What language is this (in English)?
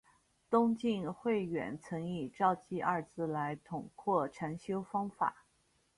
Chinese